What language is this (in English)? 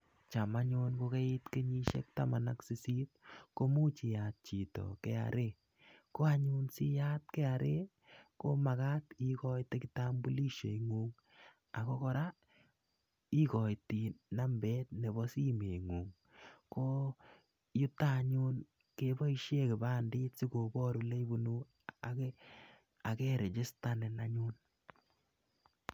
Kalenjin